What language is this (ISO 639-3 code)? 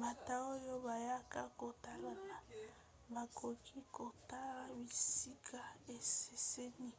lin